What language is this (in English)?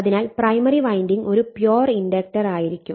Malayalam